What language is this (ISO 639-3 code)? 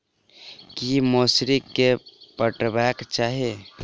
mai